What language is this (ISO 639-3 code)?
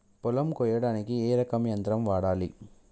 tel